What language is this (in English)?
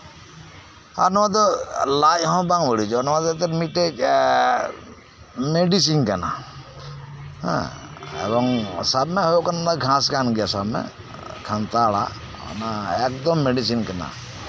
Santali